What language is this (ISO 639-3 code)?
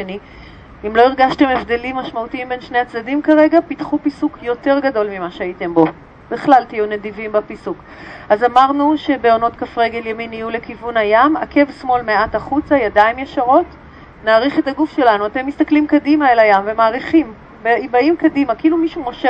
heb